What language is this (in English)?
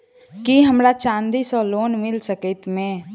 Maithili